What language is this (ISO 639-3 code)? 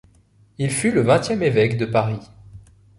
fra